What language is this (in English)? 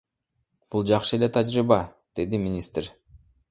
Kyrgyz